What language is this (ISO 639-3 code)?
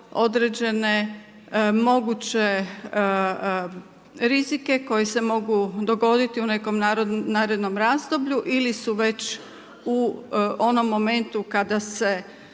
hrv